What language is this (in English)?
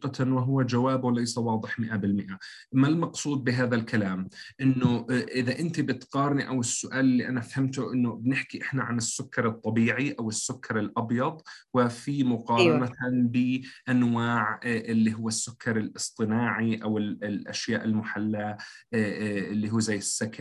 Arabic